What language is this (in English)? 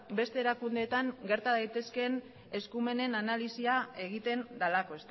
Basque